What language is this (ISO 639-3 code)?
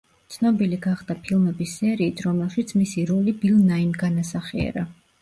kat